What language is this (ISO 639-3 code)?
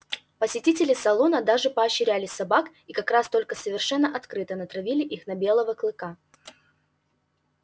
rus